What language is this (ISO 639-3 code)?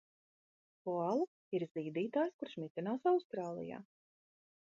lav